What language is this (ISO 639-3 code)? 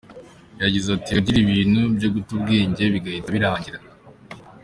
kin